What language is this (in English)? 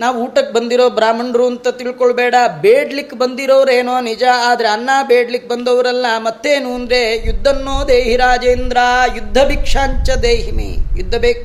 Kannada